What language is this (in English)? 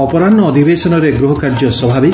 Odia